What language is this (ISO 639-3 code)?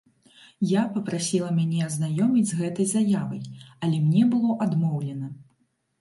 bel